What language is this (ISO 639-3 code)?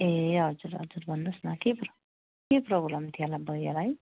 nep